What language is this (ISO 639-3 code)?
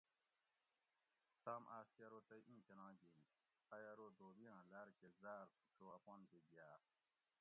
gwc